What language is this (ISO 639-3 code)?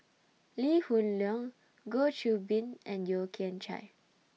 eng